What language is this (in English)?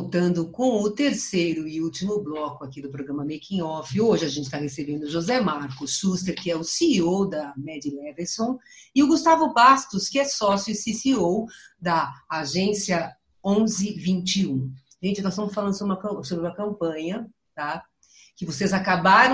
Portuguese